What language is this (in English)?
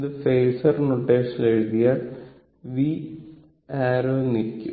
Malayalam